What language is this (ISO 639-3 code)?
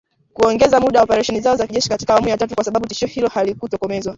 swa